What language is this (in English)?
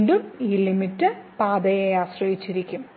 Malayalam